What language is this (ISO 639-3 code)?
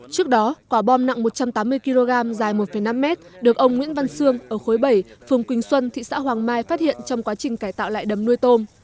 vie